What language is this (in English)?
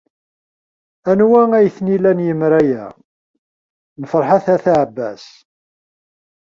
Kabyle